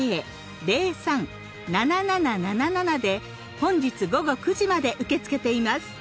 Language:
Japanese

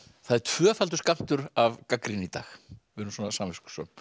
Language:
Icelandic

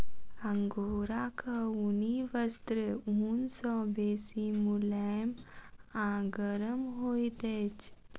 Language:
Maithili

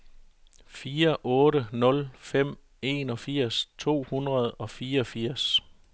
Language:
Danish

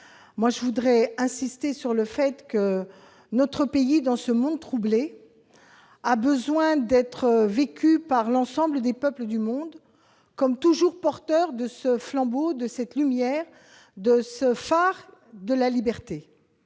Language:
French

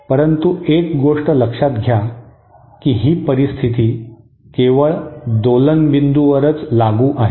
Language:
Marathi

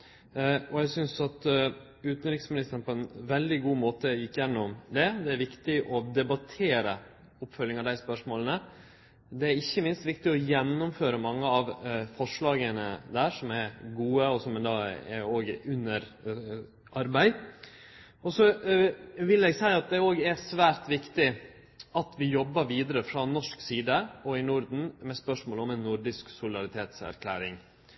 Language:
Norwegian Nynorsk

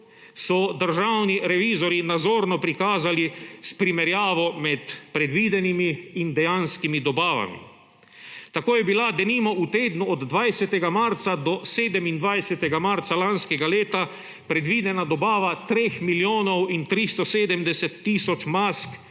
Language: Slovenian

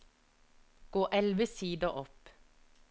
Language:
Norwegian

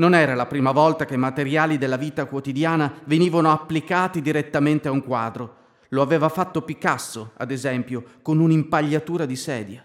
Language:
Italian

